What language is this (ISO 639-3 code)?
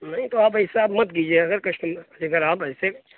urd